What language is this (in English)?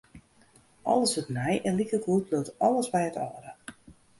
Western Frisian